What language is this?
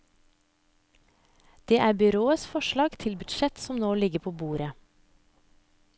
Norwegian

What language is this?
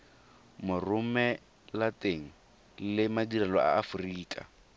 Tswana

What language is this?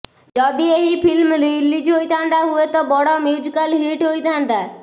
Odia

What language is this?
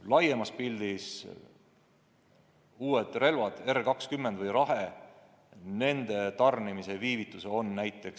Estonian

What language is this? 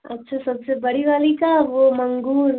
Hindi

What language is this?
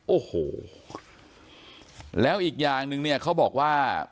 Thai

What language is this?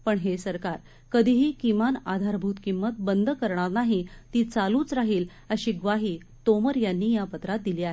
Marathi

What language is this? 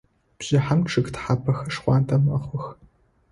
Adyghe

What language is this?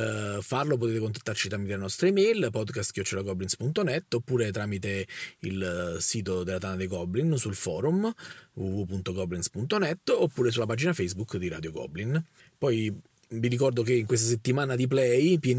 Italian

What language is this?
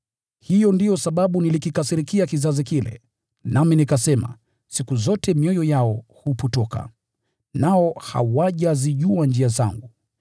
Swahili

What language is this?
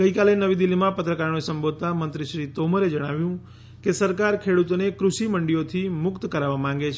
Gujarati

